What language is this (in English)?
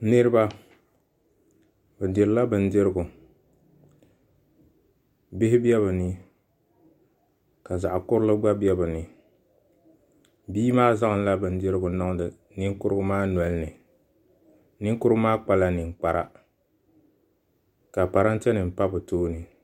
Dagbani